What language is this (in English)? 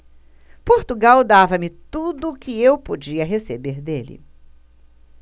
Portuguese